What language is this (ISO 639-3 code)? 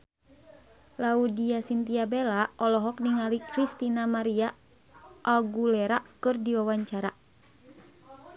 sun